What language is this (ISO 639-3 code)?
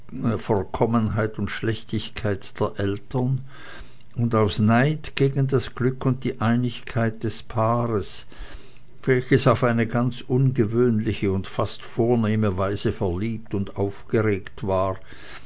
deu